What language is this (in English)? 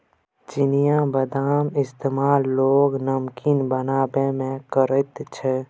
Maithili